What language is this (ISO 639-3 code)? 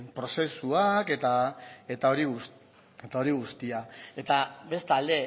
eus